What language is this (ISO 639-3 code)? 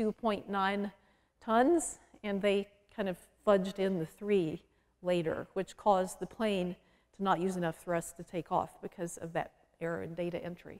eng